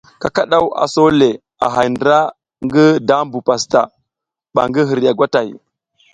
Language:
South Giziga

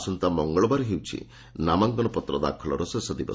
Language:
Odia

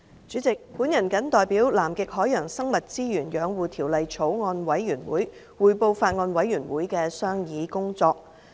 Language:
Cantonese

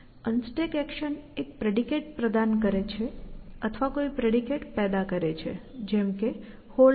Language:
Gujarati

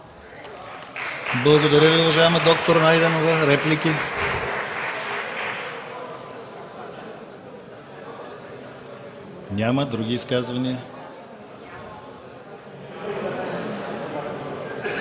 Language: Bulgarian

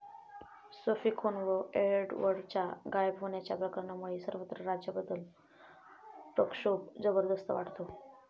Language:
Marathi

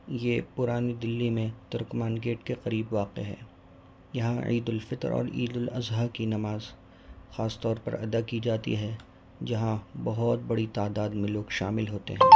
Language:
Urdu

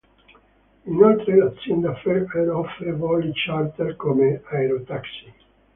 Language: Italian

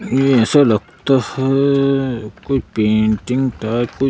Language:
Hindi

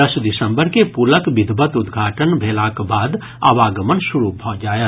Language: Maithili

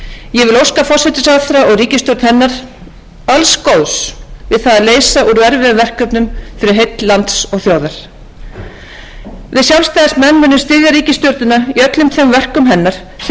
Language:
Icelandic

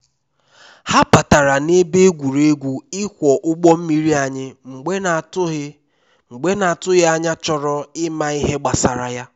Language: Igbo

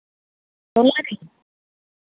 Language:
Santali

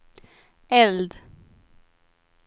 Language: Swedish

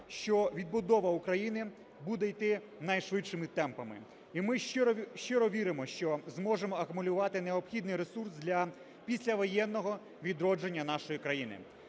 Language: Ukrainian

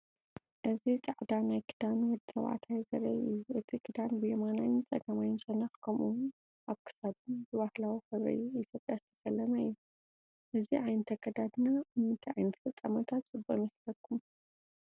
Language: Tigrinya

